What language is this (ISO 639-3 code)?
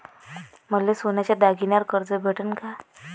mar